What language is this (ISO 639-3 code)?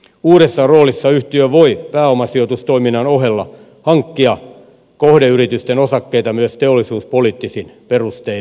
fin